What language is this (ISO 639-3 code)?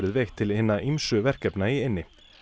isl